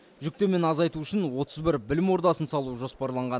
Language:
Kazakh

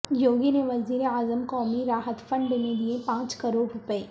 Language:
Urdu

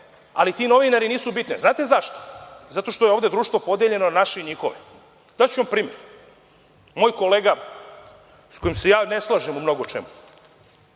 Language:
Serbian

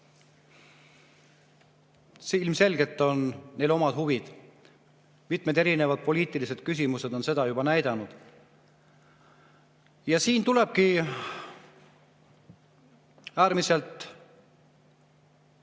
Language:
Estonian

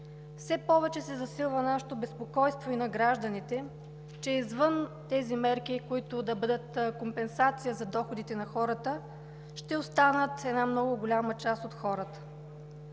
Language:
Bulgarian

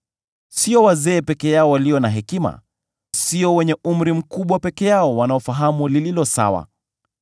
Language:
Swahili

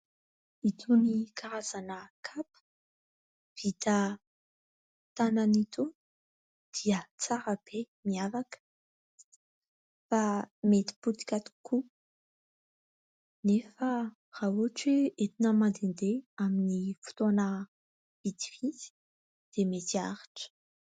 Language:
Malagasy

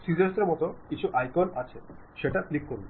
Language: Bangla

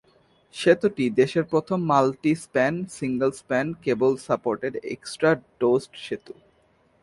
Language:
Bangla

